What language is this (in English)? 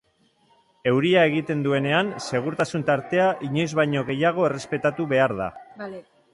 Basque